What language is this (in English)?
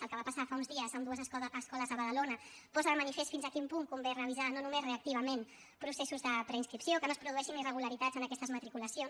Catalan